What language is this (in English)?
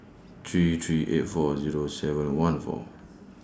English